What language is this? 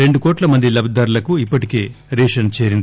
Telugu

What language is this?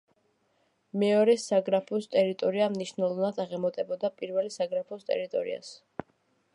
Georgian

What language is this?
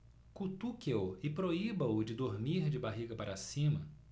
Portuguese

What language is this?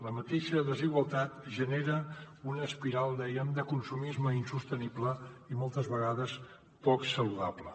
Catalan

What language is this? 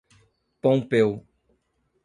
Portuguese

